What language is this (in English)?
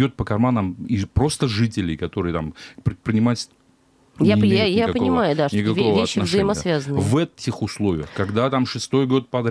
Russian